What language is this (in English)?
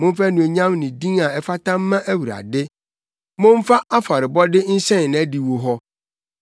Akan